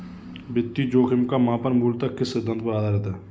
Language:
Hindi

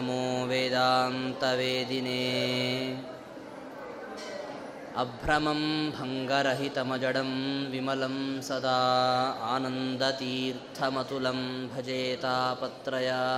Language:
Kannada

